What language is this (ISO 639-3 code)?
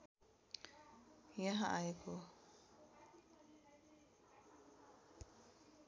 nep